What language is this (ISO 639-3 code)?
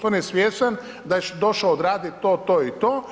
hrv